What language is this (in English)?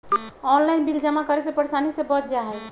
Magahi